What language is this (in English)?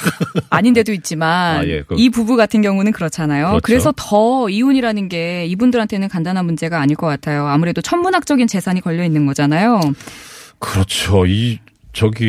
Korean